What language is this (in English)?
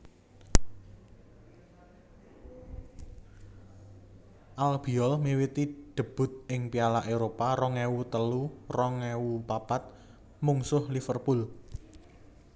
Javanese